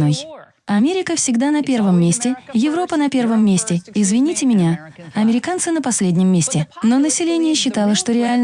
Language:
Russian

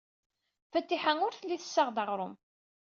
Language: Kabyle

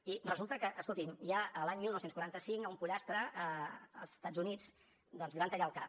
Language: Catalan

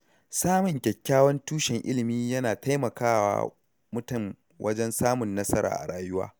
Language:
Hausa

